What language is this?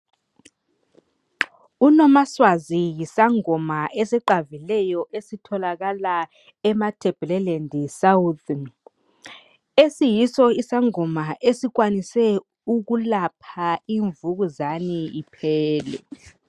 North Ndebele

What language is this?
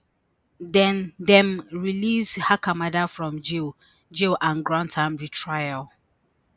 Nigerian Pidgin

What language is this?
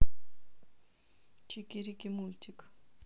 Russian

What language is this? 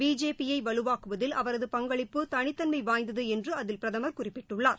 Tamil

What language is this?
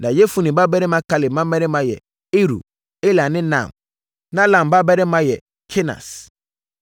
Akan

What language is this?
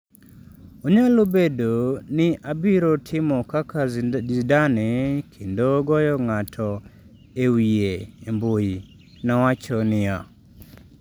Luo (Kenya and Tanzania)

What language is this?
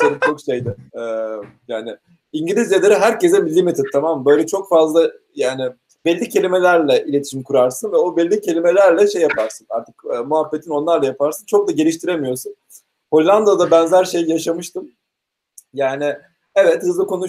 Turkish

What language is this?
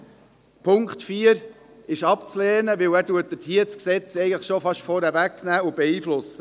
Swiss German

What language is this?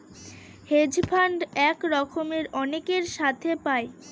Bangla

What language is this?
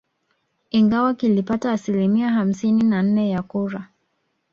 Swahili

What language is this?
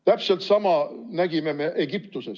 Estonian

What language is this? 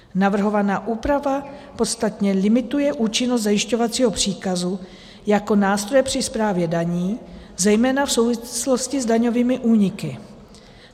Czech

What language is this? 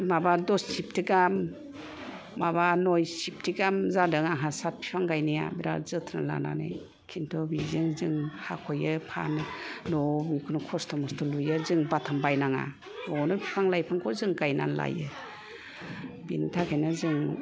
Bodo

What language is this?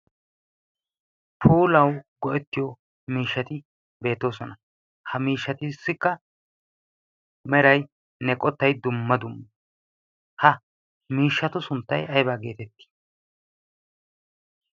Wolaytta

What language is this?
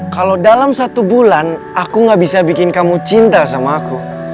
Indonesian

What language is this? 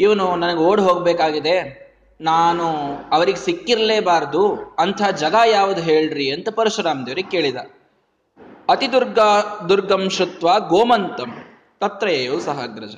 Kannada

